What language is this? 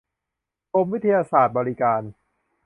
Thai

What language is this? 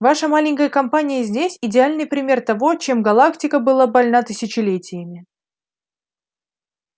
Russian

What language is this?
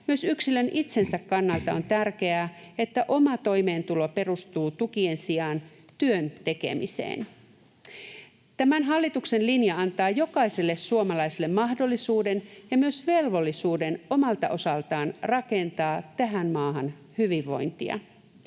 Finnish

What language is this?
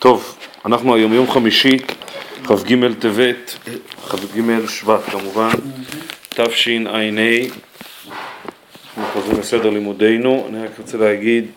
Hebrew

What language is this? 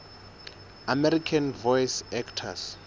Southern Sotho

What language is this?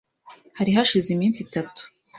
Kinyarwanda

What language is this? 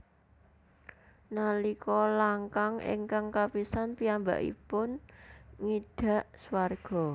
Javanese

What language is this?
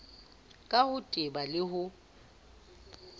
Southern Sotho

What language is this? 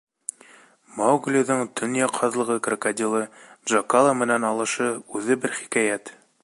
Bashkir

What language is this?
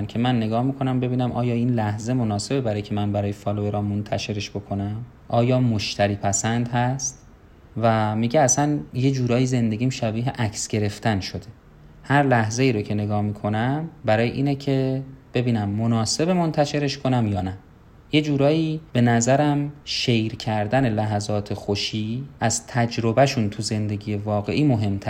Persian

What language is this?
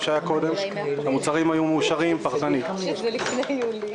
Hebrew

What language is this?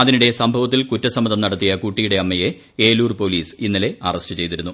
Malayalam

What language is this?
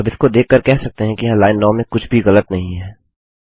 Hindi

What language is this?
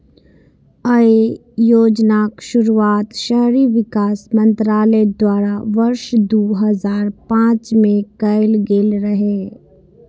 Maithili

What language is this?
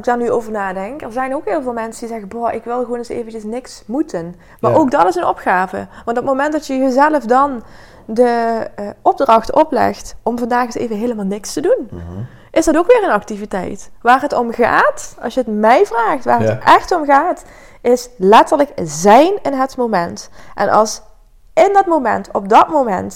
Dutch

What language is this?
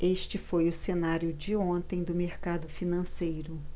Portuguese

